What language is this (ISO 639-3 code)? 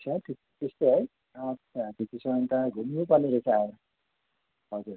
nep